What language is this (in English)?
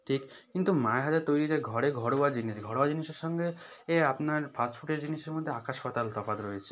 Bangla